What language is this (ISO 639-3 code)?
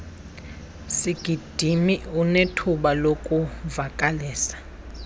xho